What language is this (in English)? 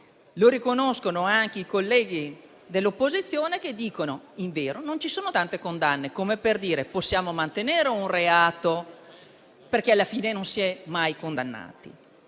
Italian